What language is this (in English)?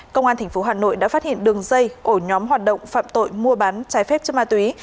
Vietnamese